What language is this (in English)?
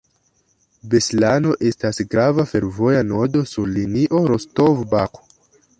Esperanto